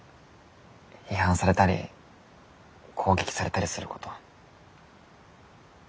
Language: Japanese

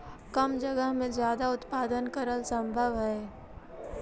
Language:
Magahi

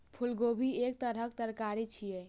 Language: Maithili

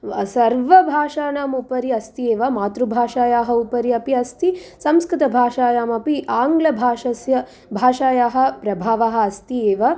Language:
Sanskrit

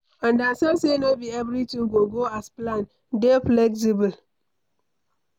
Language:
Nigerian Pidgin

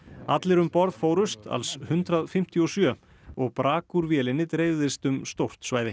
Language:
Icelandic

